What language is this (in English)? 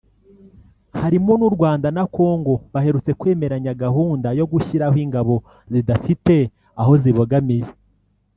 Kinyarwanda